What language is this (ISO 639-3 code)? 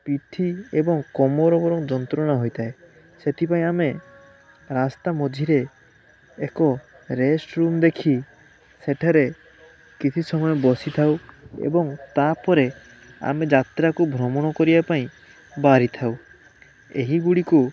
ori